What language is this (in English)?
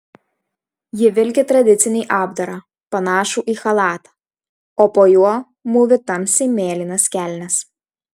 Lithuanian